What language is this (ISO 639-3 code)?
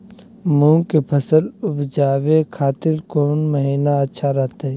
mag